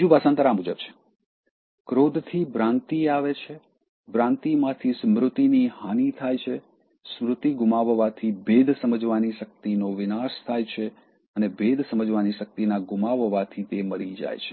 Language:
Gujarati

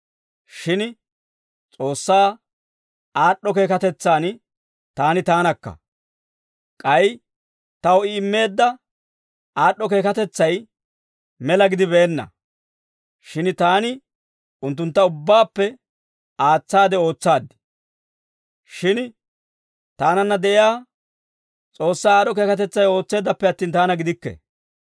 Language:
Dawro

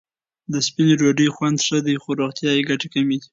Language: Pashto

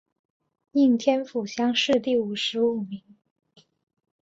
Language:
Chinese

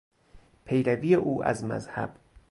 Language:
Persian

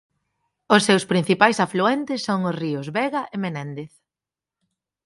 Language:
Galician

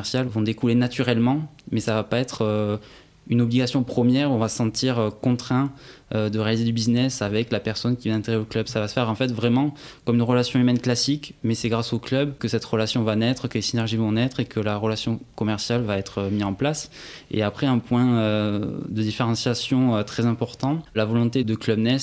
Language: French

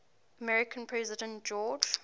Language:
English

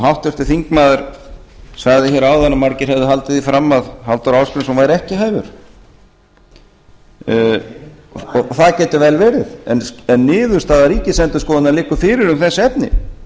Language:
Icelandic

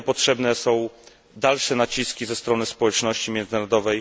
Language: Polish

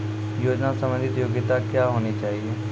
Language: Maithili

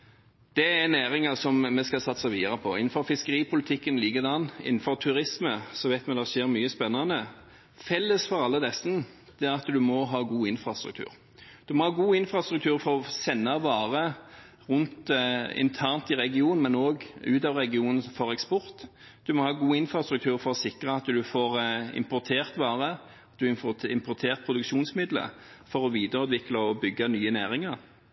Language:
Norwegian Bokmål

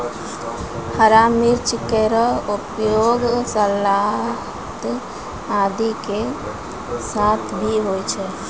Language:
Maithili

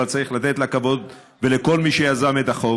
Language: Hebrew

